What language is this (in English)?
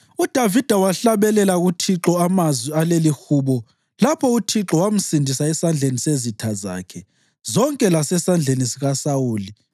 North Ndebele